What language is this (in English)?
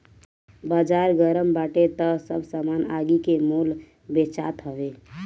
Bhojpuri